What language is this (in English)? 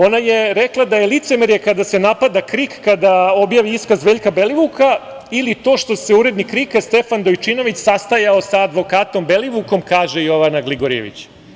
Serbian